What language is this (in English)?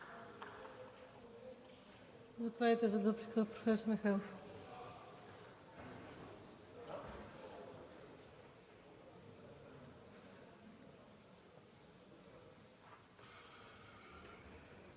Bulgarian